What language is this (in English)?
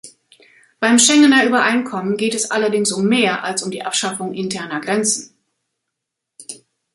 German